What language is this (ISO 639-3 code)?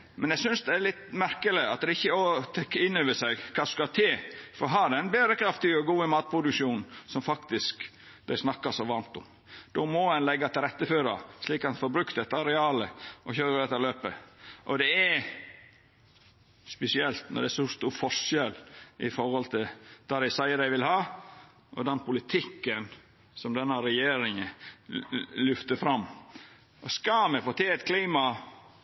nno